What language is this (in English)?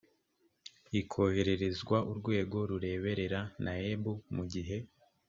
Kinyarwanda